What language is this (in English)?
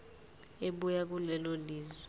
Zulu